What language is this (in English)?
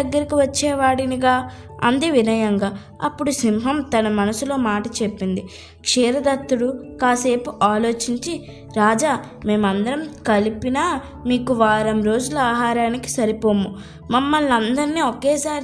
Telugu